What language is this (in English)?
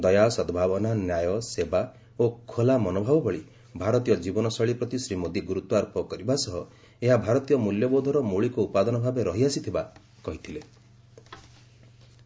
Odia